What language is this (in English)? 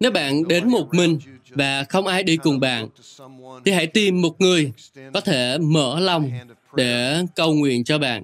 Vietnamese